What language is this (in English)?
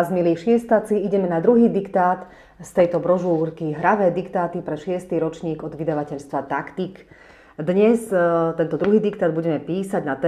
Slovak